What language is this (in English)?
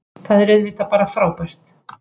Icelandic